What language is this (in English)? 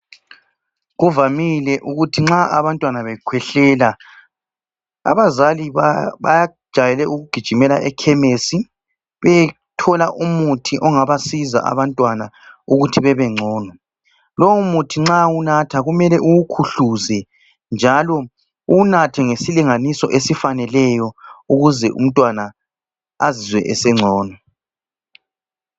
North Ndebele